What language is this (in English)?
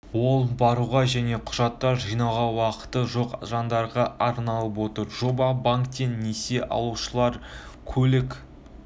Kazakh